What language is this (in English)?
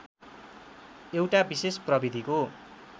Nepali